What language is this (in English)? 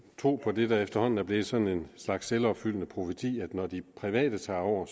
Danish